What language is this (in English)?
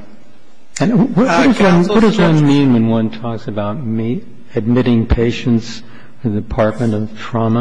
English